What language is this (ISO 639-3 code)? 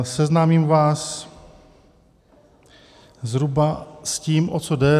ces